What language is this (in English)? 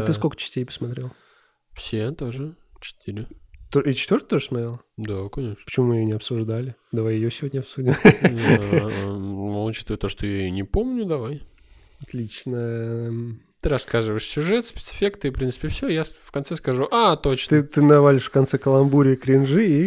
Russian